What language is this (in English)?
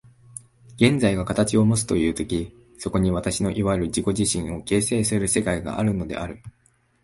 Japanese